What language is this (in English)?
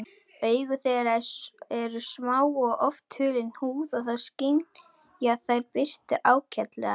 Icelandic